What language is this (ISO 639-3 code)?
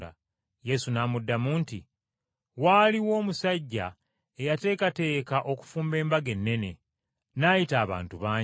lug